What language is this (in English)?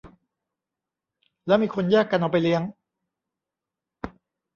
Thai